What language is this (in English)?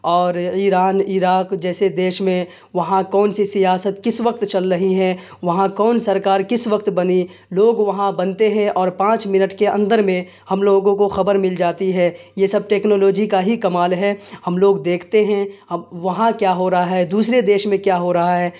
Urdu